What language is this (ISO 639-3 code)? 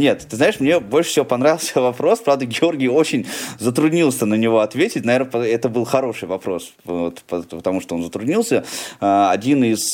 rus